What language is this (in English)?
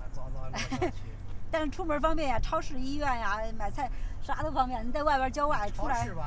Chinese